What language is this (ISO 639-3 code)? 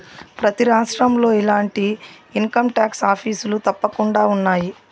tel